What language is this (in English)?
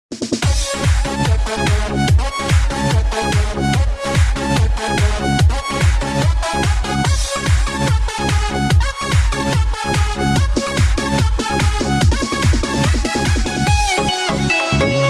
Turkish